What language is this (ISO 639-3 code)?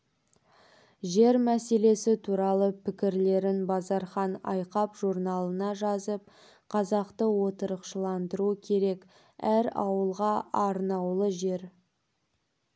kaz